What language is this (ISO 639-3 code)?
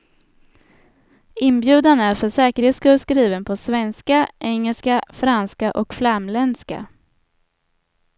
swe